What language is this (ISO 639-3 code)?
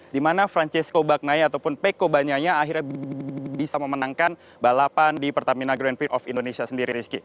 ind